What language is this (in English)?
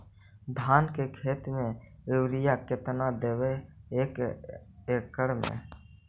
Magahi